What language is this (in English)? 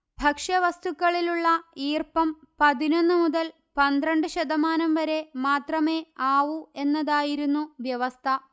Malayalam